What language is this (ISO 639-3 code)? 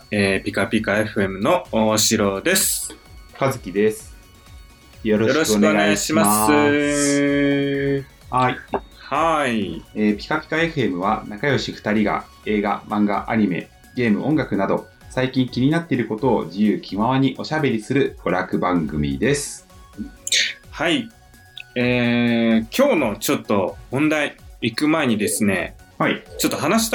jpn